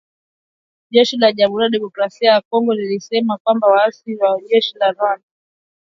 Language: Swahili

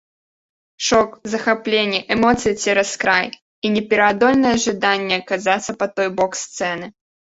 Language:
Belarusian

